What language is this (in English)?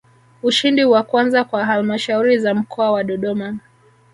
Swahili